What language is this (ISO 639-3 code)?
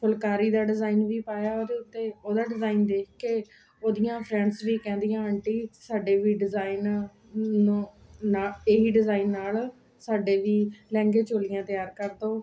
pan